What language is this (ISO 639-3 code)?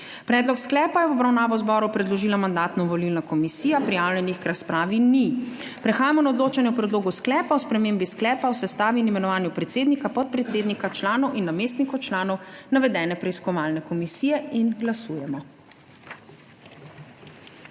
slv